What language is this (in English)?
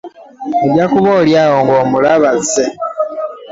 Ganda